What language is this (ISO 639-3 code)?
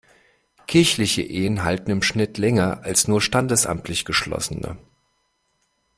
deu